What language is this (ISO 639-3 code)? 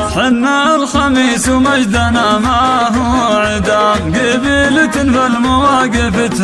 ara